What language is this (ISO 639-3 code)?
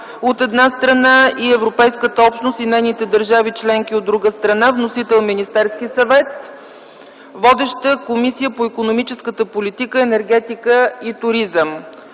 bul